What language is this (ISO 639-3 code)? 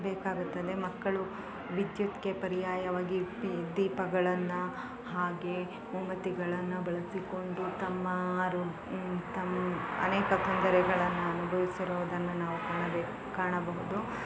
kan